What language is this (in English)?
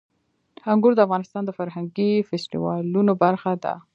Pashto